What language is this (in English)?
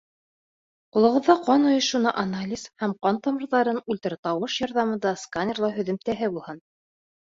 Bashkir